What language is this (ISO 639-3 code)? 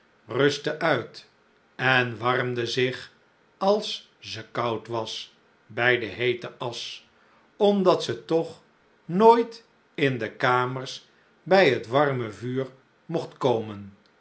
nld